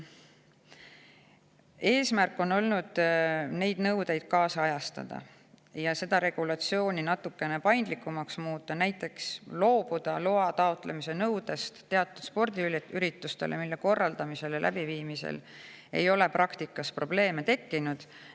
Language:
Estonian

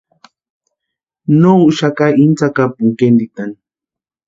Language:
Western Highland Purepecha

